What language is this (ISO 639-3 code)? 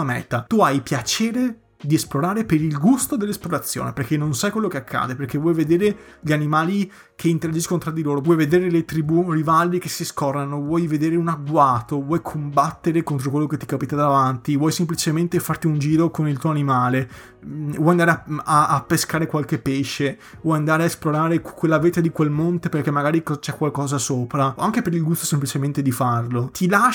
ita